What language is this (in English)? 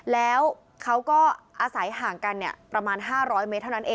Thai